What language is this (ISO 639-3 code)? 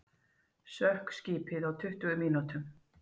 isl